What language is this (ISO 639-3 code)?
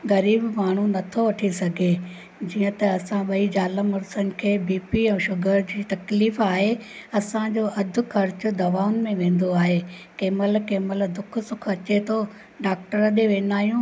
snd